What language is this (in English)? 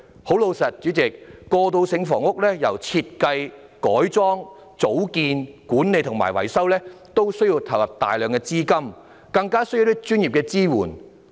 Cantonese